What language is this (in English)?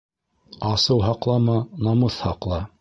Bashkir